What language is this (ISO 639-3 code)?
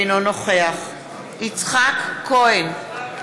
heb